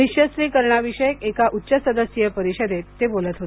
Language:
Marathi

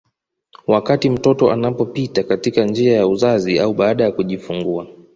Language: Swahili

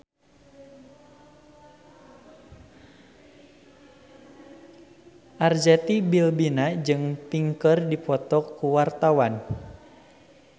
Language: Sundanese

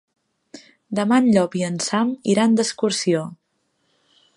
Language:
Catalan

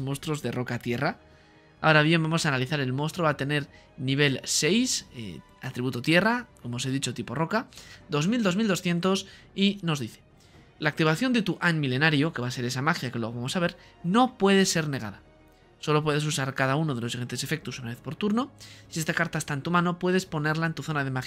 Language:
Spanish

